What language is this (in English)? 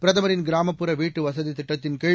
Tamil